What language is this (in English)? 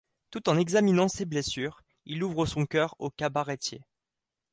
French